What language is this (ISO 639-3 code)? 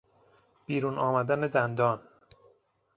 fas